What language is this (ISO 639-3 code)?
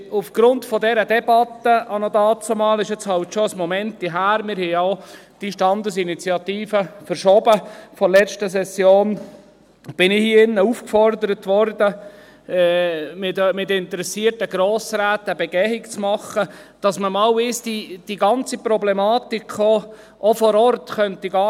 gsw